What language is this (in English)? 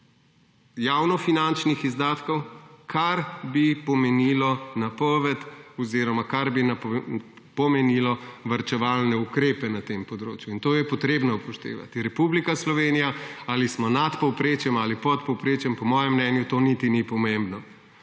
Slovenian